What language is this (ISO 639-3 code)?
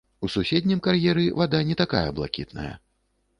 bel